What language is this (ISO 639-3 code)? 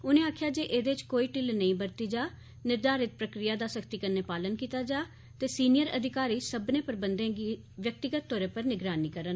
doi